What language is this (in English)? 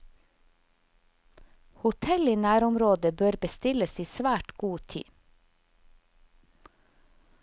Norwegian